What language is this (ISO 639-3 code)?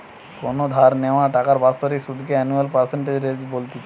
ben